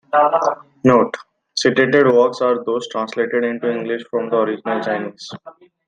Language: English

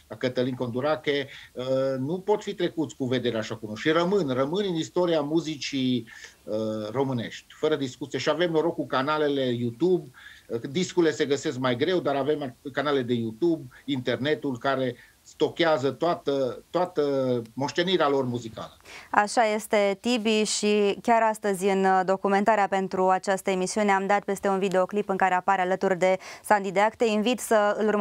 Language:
Romanian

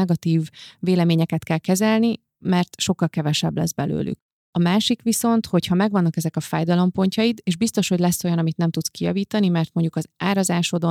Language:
Hungarian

